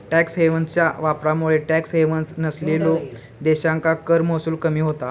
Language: Marathi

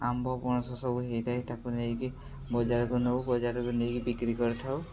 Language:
Odia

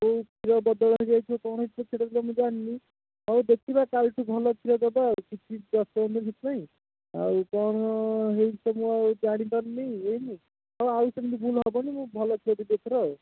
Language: Odia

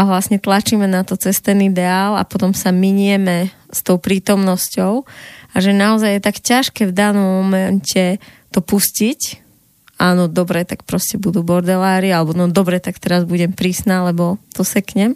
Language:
Slovak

